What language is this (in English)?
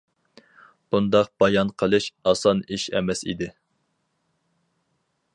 Uyghur